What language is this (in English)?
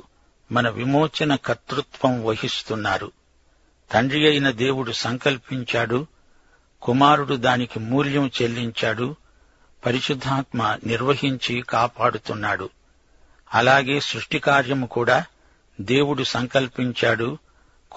Telugu